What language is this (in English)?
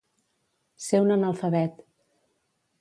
Catalan